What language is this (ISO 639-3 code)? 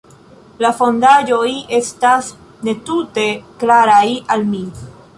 epo